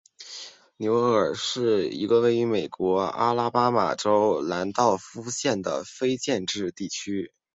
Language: Chinese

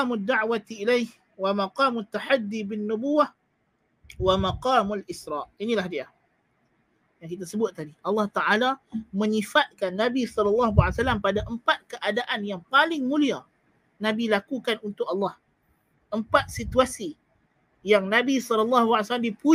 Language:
Malay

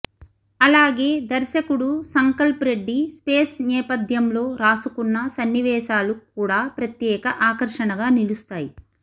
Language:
Telugu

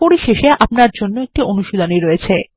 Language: Bangla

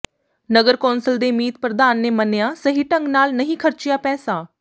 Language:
Punjabi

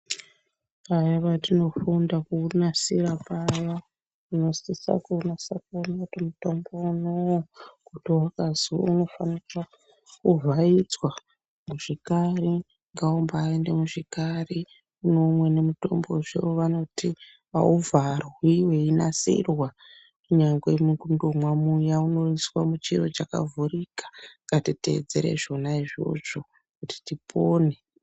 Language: Ndau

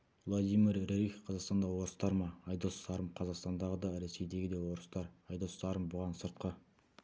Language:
Kazakh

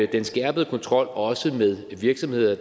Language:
Danish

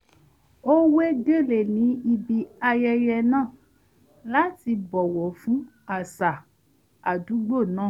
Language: Yoruba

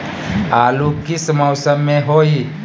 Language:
Magahi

